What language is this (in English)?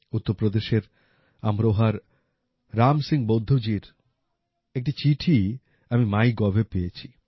Bangla